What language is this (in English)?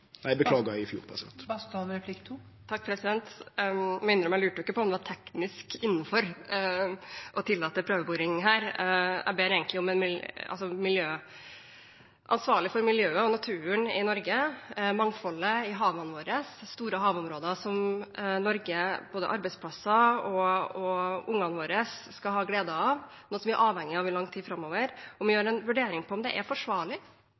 Norwegian